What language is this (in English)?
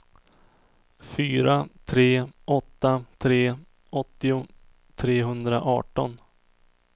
Swedish